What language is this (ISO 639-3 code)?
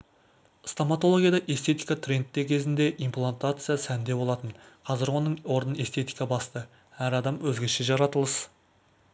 kaz